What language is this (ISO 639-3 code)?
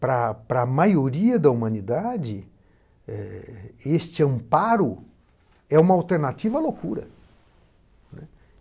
por